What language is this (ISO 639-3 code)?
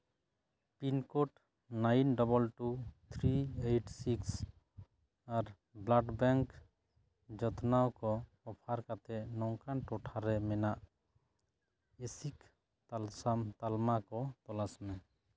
sat